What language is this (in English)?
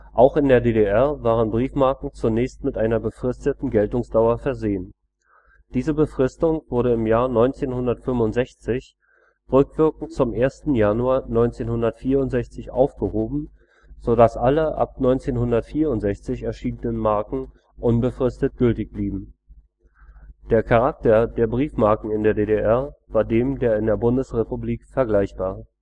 German